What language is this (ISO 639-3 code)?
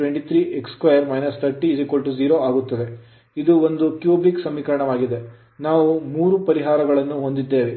kan